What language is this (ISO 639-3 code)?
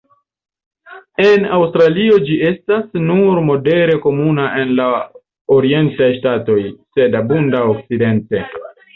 epo